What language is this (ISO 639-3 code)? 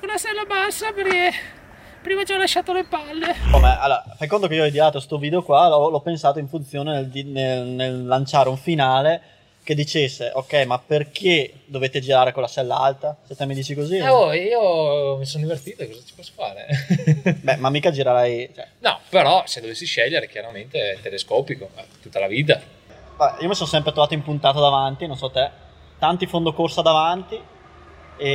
ita